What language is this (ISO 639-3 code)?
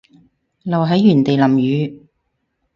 yue